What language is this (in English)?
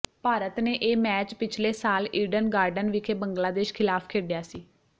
Punjabi